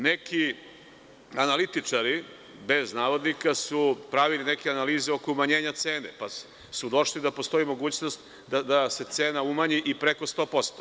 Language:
Serbian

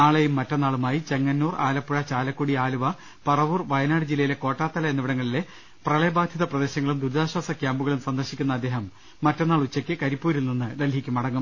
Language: Malayalam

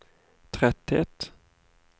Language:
Norwegian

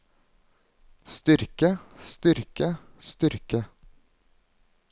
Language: Norwegian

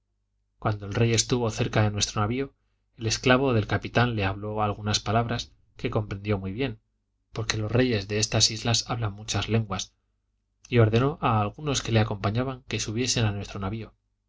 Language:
Spanish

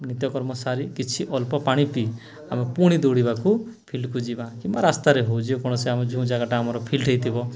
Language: Odia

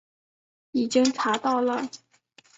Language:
Chinese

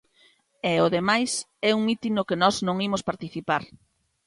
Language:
Galician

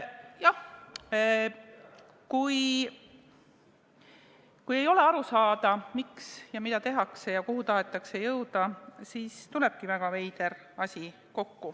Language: Estonian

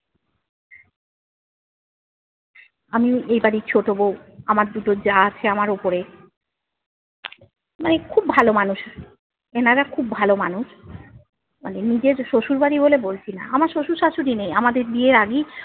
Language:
Bangla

